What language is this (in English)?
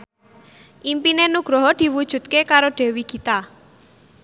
Javanese